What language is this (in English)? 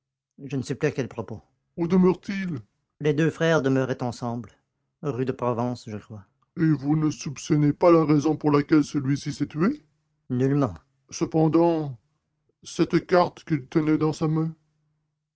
French